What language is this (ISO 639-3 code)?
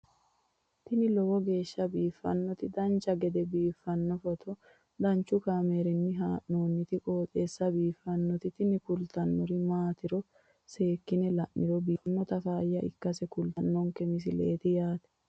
sid